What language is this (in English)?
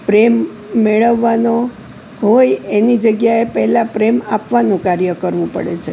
Gujarati